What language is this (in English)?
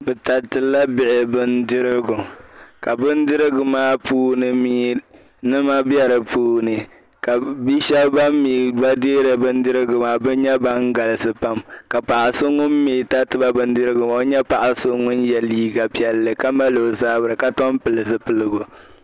Dagbani